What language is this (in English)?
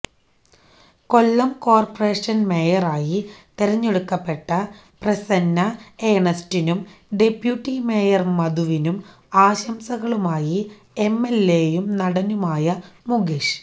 Malayalam